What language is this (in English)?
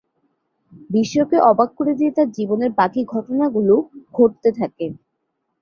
Bangla